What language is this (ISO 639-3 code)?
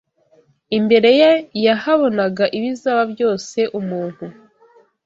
kin